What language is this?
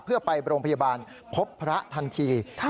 Thai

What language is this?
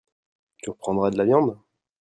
French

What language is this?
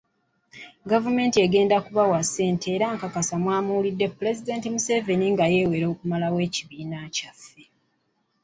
Ganda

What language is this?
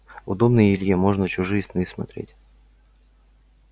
Russian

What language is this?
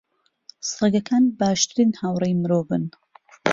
Central Kurdish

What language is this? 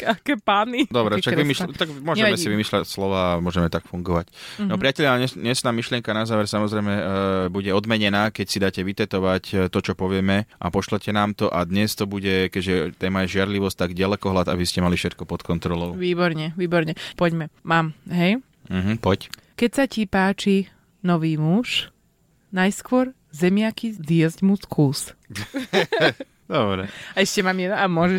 Slovak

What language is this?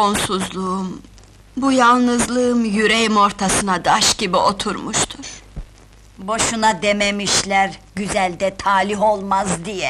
Turkish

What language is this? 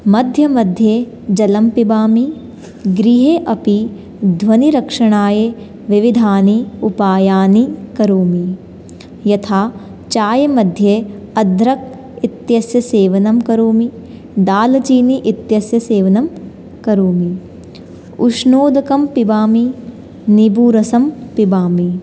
Sanskrit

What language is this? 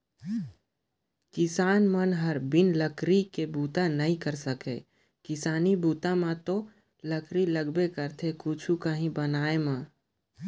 Chhattisgarhi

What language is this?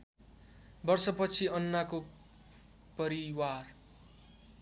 Nepali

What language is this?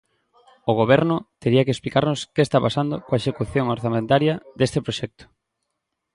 Galician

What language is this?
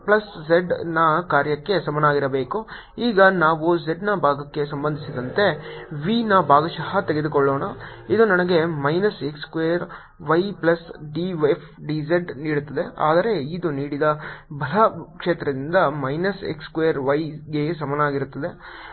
Kannada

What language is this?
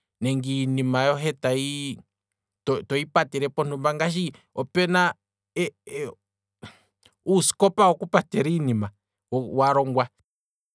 Kwambi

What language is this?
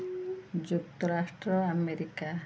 Odia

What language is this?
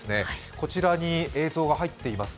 Japanese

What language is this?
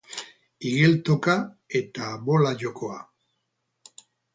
Basque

